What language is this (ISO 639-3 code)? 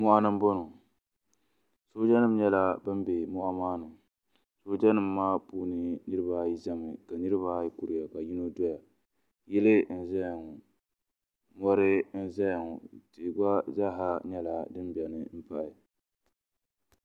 dag